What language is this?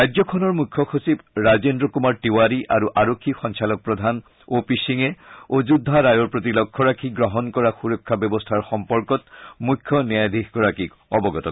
Assamese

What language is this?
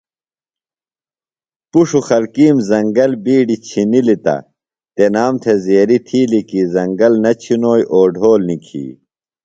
Phalura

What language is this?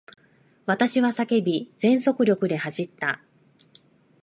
Japanese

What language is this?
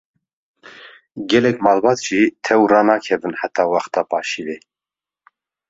Kurdish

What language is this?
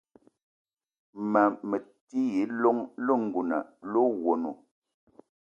Eton (Cameroon)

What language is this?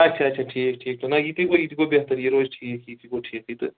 Kashmiri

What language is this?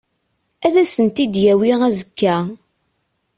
Kabyle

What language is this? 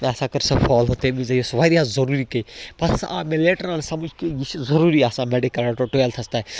Kashmiri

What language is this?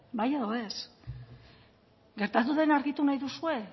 Basque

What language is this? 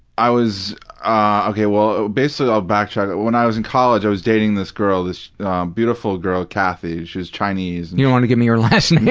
English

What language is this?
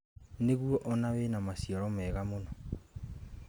Kikuyu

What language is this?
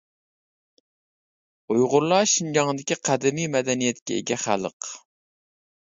Uyghur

